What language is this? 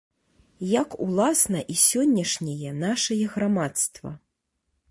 Belarusian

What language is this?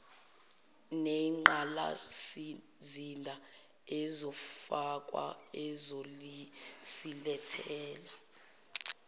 Zulu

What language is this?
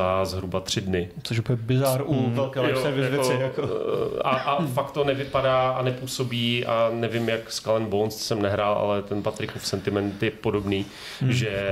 Czech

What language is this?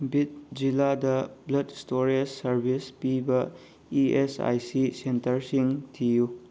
Manipuri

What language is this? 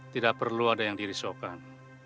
Indonesian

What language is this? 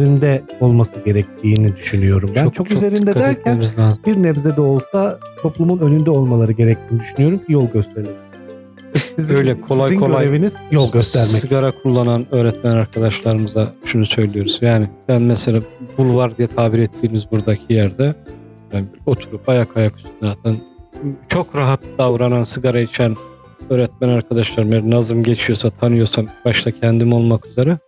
Turkish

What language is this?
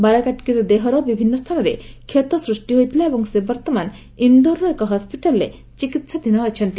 Odia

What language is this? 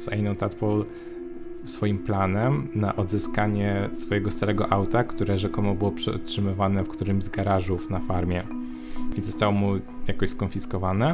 Polish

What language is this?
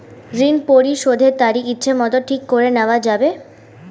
Bangla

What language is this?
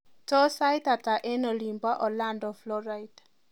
Kalenjin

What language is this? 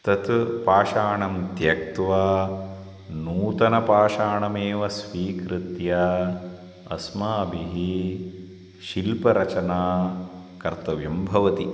Sanskrit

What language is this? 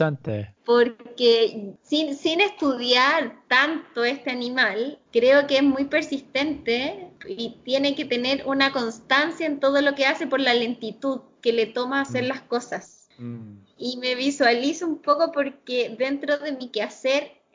Spanish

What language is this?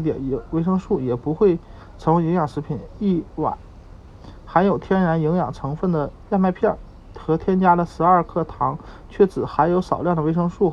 Chinese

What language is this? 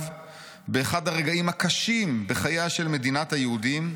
Hebrew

